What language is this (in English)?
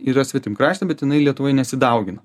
Lithuanian